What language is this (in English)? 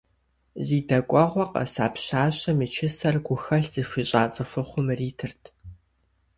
Kabardian